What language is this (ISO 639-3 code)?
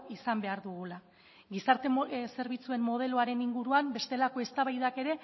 eus